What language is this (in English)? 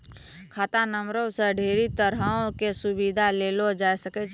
Maithili